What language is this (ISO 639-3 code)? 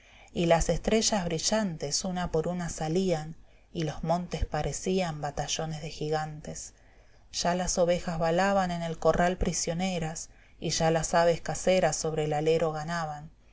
spa